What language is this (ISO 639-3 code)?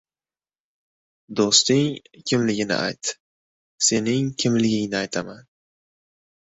uzb